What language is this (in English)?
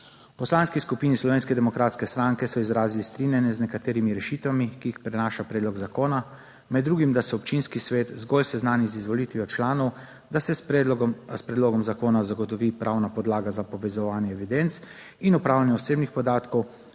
Slovenian